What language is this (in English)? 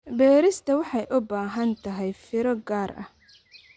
Somali